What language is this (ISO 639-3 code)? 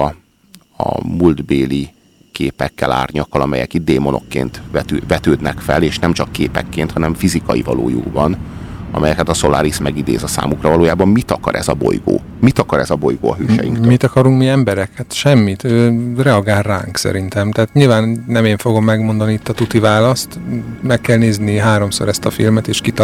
hun